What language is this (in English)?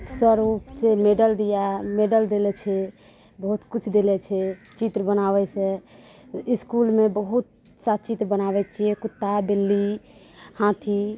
Maithili